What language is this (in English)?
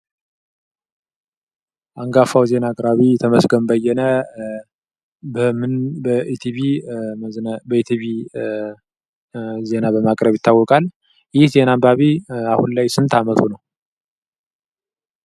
Amharic